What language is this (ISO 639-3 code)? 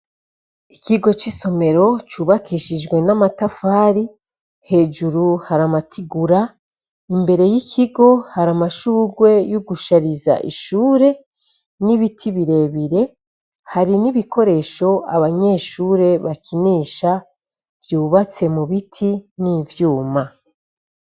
run